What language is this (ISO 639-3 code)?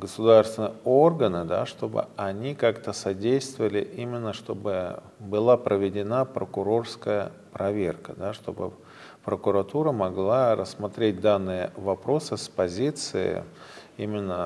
rus